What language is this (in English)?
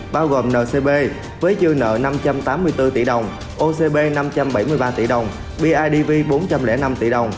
Vietnamese